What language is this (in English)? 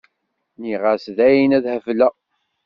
Kabyle